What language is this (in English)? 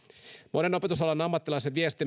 Finnish